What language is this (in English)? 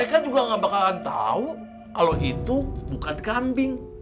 Indonesian